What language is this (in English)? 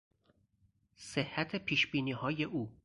Persian